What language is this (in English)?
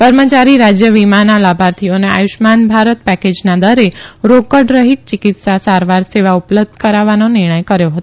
Gujarati